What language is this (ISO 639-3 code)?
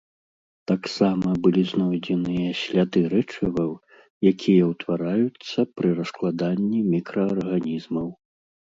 bel